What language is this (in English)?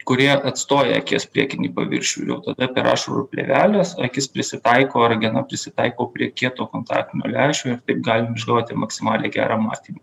Lithuanian